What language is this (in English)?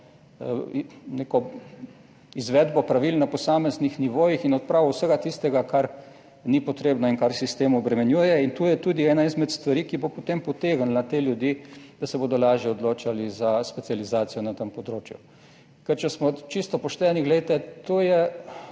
Slovenian